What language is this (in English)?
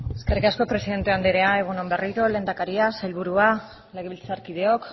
Basque